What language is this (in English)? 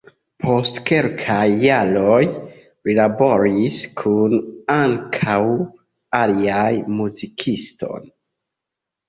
Esperanto